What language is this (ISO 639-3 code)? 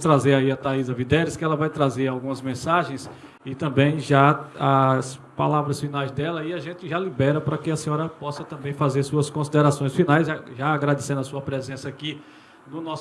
por